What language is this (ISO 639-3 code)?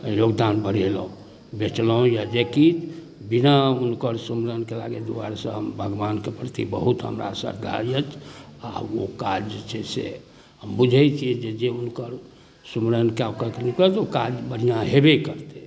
mai